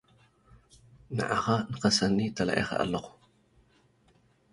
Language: Tigrinya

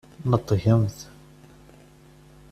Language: Kabyle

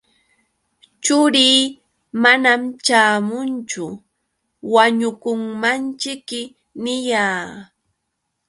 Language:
Yauyos Quechua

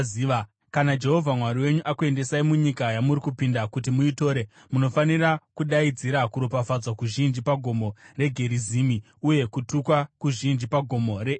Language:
Shona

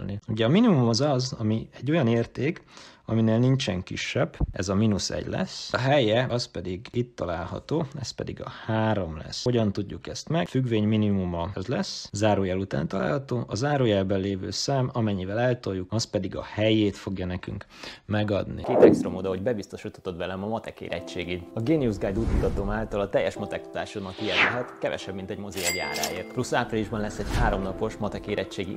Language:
Hungarian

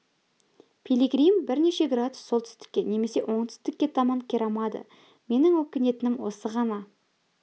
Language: Kazakh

